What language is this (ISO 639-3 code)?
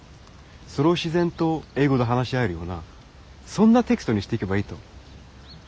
jpn